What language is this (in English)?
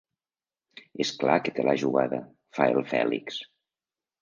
Catalan